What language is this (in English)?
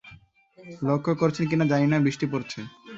Bangla